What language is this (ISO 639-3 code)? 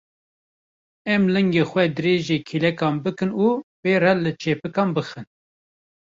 kur